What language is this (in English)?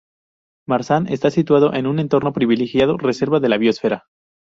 Spanish